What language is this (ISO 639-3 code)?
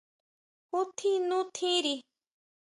mau